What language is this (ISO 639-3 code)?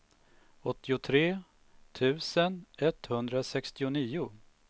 swe